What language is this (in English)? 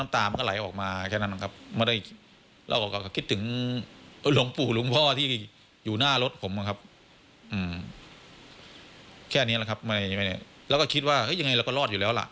Thai